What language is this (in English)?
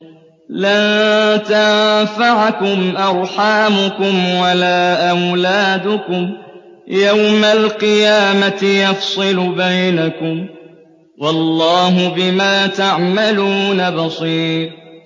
Arabic